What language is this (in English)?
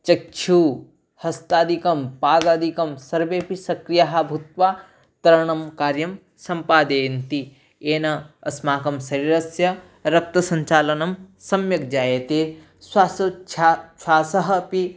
Sanskrit